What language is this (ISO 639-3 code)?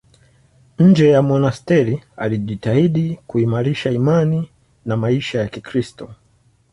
swa